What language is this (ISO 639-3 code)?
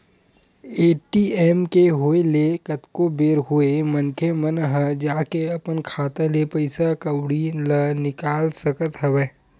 hne